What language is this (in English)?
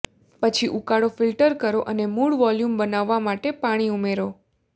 Gujarati